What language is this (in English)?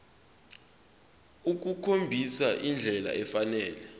Zulu